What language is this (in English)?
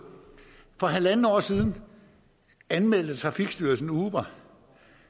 Danish